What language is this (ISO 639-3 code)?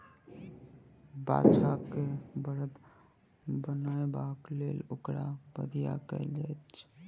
mai